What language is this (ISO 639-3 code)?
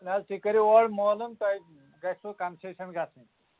kas